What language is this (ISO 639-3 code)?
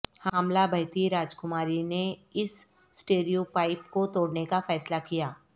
urd